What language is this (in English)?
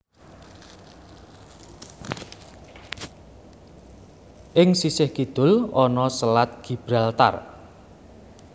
Javanese